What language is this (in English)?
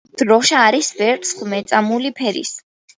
Georgian